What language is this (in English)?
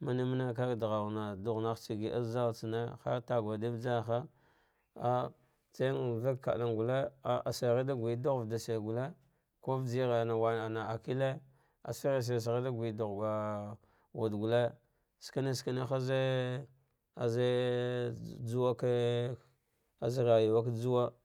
Dghwede